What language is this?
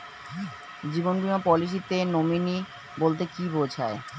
Bangla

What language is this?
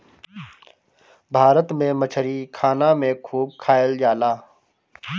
Bhojpuri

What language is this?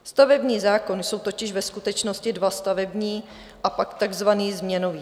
Czech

